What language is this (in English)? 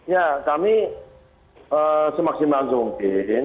Indonesian